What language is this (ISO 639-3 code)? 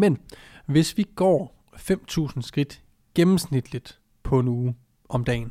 dan